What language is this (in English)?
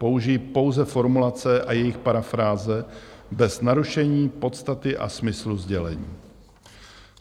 Czech